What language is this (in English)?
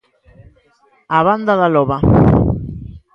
Galician